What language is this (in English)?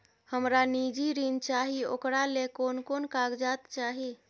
Maithili